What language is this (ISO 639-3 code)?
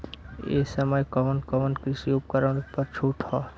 bho